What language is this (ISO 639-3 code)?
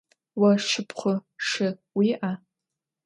ady